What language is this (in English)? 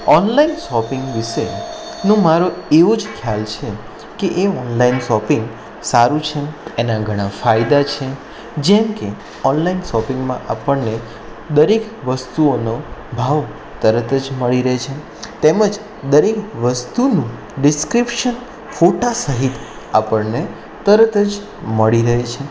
Gujarati